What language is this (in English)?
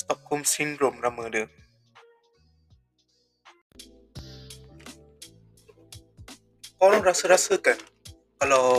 Malay